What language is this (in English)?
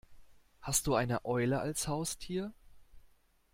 German